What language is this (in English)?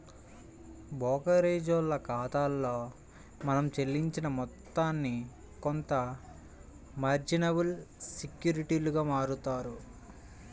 Telugu